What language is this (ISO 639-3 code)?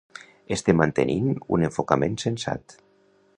cat